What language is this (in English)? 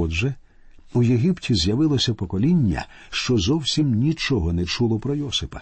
Ukrainian